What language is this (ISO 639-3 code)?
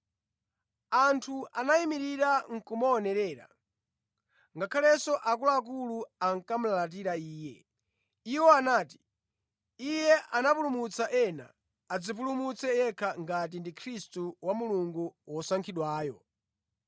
nya